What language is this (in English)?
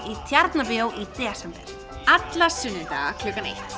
Icelandic